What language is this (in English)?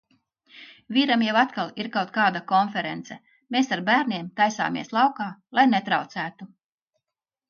Latvian